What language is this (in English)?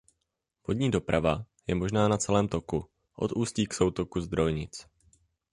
Czech